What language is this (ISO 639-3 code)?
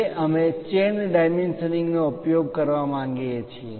guj